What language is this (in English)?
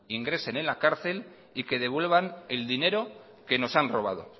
Spanish